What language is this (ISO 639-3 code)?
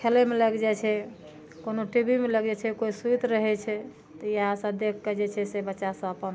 mai